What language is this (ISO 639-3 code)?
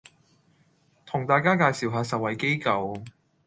yue